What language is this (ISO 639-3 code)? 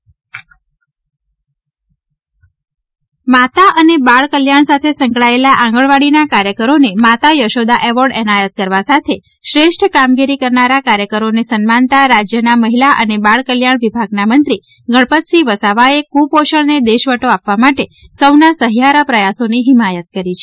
guj